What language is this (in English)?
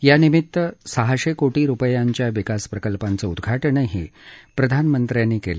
Marathi